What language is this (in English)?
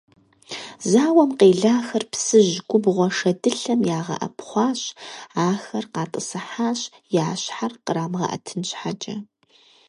Kabardian